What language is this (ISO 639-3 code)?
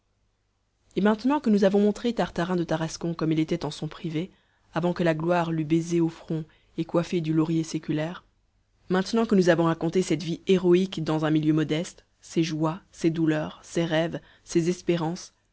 fra